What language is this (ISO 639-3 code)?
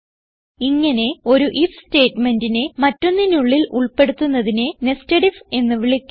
mal